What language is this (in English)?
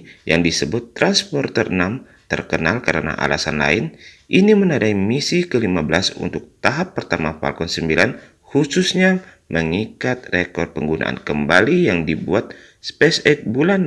Indonesian